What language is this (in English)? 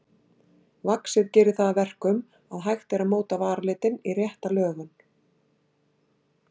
Icelandic